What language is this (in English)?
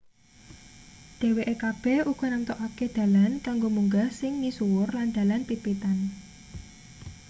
Javanese